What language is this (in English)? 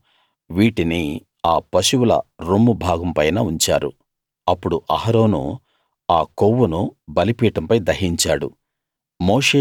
Telugu